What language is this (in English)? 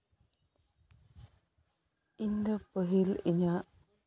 Santali